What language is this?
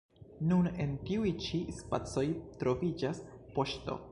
Esperanto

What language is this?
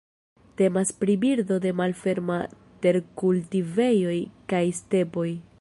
Esperanto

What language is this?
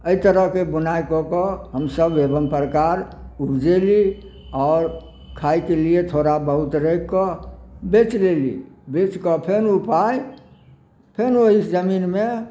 Maithili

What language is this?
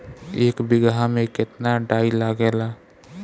Bhojpuri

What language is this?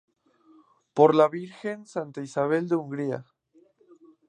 Spanish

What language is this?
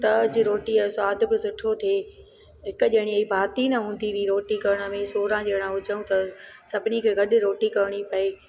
Sindhi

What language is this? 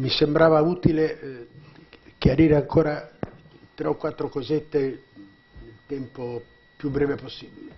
Italian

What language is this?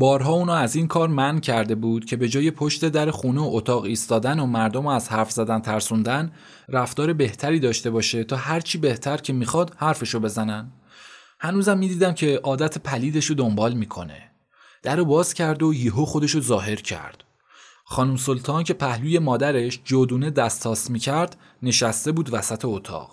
Persian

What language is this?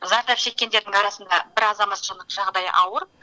Kazakh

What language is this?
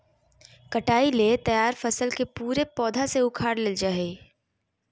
Magahi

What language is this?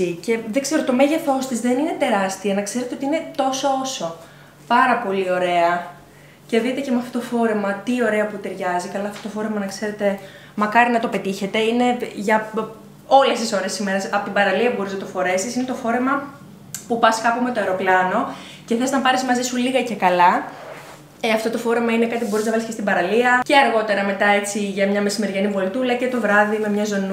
Greek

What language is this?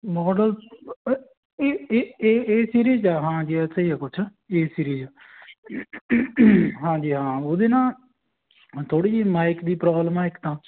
Punjabi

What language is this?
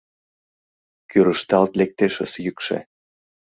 Mari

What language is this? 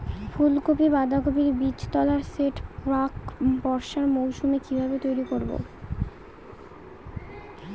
Bangla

